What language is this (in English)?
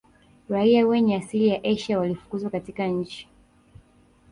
Swahili